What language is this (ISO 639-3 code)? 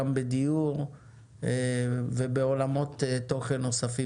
heb